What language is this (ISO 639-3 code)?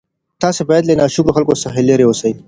pus